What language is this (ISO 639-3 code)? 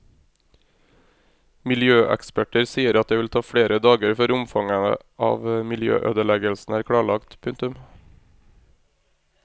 nor